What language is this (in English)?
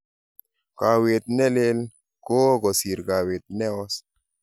Kalenjin